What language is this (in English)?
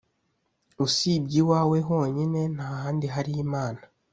Kinyarwanda